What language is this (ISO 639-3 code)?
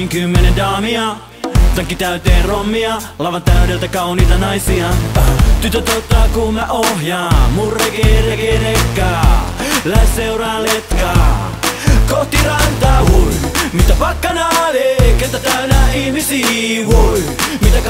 fin